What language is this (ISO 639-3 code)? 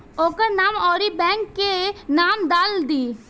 bho